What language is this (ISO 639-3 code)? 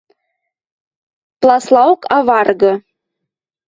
mrj